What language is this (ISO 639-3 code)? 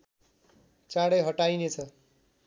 nep